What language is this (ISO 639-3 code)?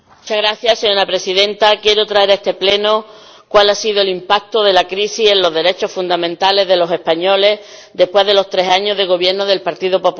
spa